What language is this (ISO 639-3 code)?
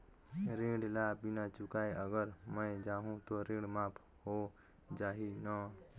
hne